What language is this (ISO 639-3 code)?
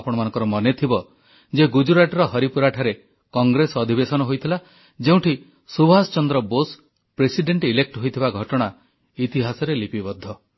ori